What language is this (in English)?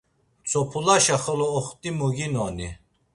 Laz